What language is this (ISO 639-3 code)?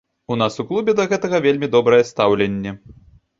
bel